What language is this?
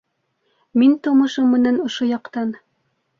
Bashkir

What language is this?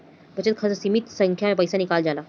Bhojpuri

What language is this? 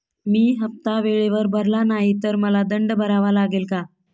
Marathi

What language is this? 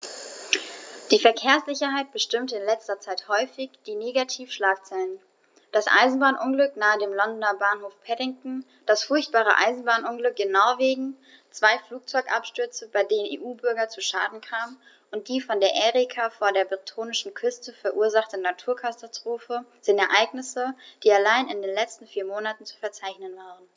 German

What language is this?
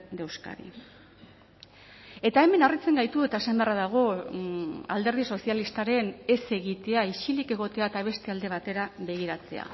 Basque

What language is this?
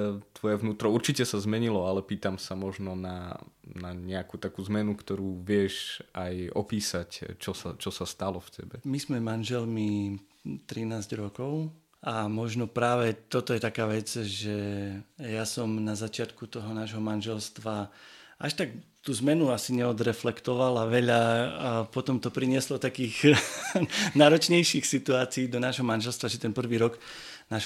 Slovak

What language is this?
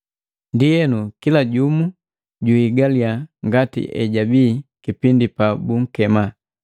Matengo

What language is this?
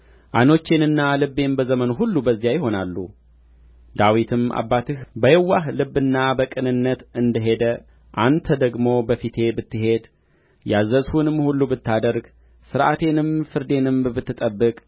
Amharic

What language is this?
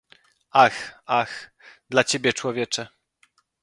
Polish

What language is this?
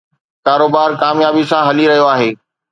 Sindhi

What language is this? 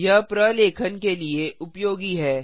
Hindi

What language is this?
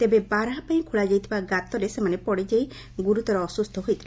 Odia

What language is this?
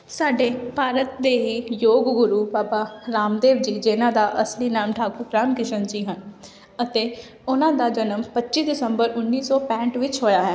Punjabi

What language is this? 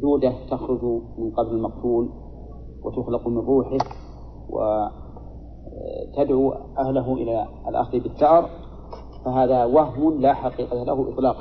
Arabic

